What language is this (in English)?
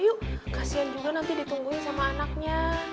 Indonesian